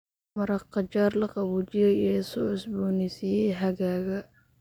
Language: Somali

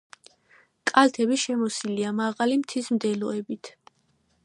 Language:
Georgian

